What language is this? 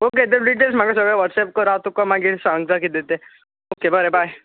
Konkani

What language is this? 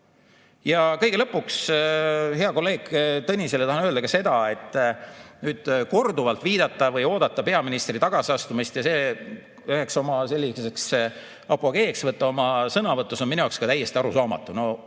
Estonian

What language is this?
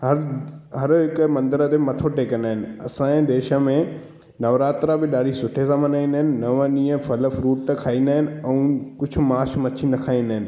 Sindhi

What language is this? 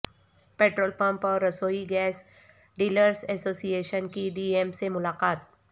Urdu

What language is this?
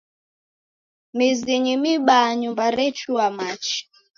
Taita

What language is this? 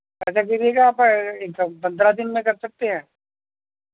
Urdu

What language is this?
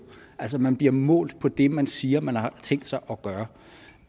Danish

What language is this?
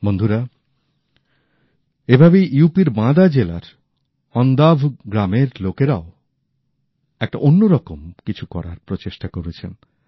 Bangla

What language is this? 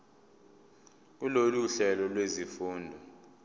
Zulu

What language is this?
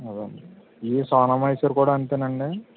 Telugu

